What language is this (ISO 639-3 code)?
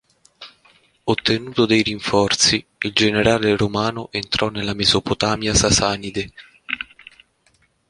ita